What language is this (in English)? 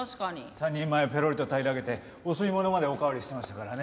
Japanese